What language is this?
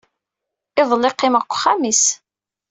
Kabyle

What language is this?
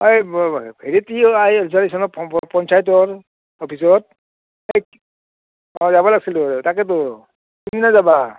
Assamese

